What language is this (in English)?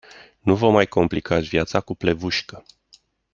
Romanian